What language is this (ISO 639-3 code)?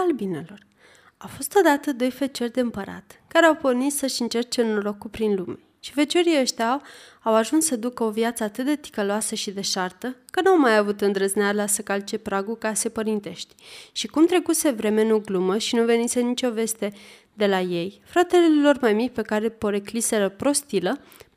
ron